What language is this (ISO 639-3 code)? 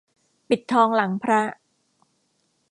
tha